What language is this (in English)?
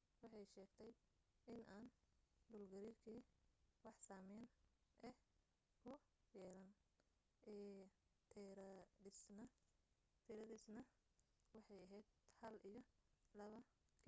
Somali